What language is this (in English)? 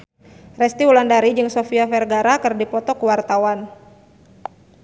Sundanese